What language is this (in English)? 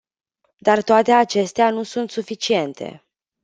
Romanian